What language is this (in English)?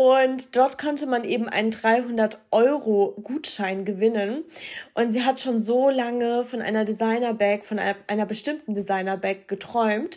German